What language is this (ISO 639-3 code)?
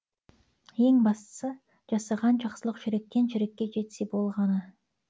kaz